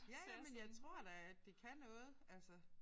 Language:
Danish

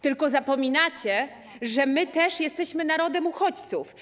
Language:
Polish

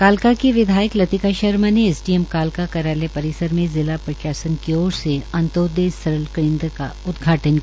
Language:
Hindi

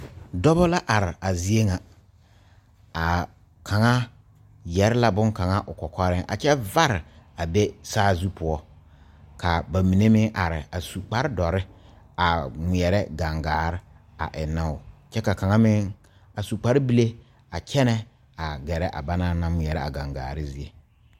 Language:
Southern Dagaare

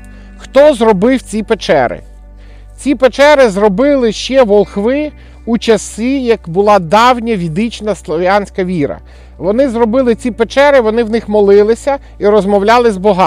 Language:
Ukrainian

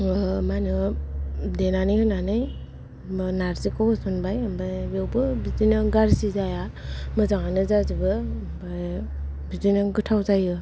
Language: Bodo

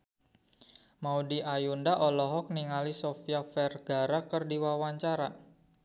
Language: Sundanese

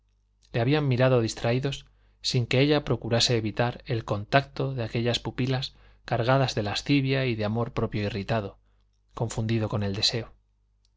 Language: Spanish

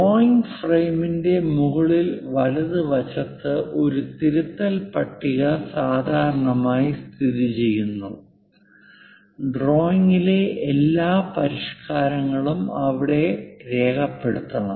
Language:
Malayalam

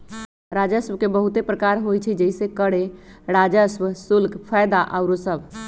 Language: Magahi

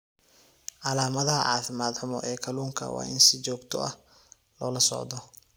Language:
Somali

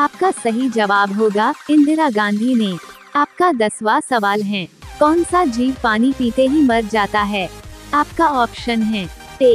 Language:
Hindi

